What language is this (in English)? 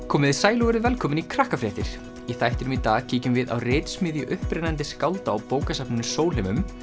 Icelandic